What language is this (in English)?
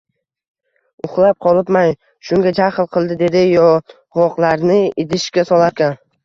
Uzbek